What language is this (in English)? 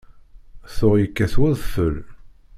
Kabyle